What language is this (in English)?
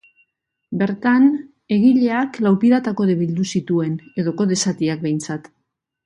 Basque